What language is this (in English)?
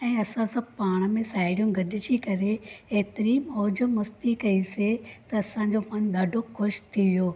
Sindhi